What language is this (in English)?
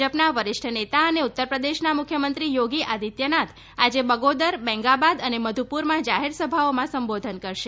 Gujarati